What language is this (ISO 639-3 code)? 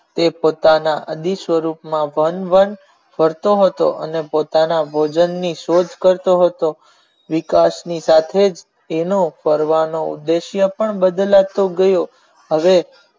guj